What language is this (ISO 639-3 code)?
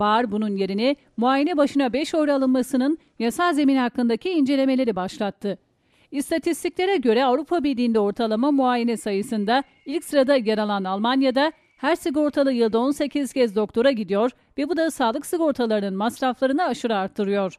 tur